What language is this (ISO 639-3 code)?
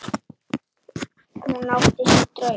isl